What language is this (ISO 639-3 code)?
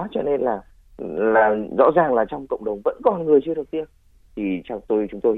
vie